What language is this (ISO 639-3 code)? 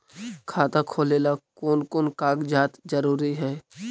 mag